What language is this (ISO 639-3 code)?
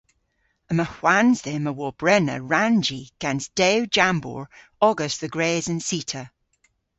cor